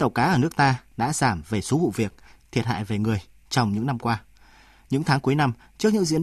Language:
Vietnamese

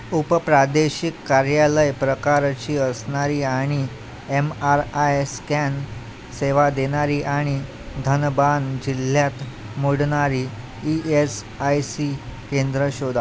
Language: Marathi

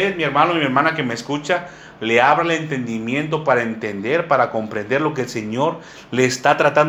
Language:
Spanish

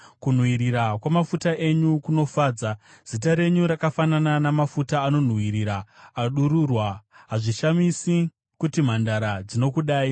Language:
Shona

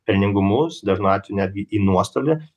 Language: Lithuanian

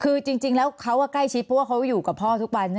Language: Thai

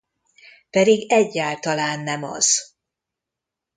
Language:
Hungarian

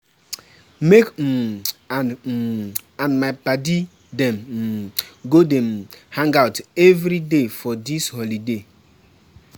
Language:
Nigerian Pidgin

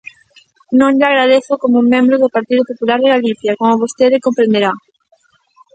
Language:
Galician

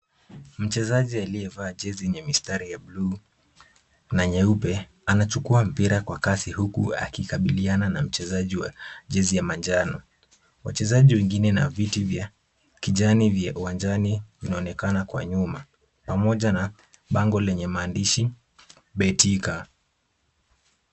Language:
Swahili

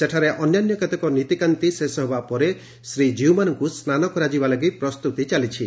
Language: Odia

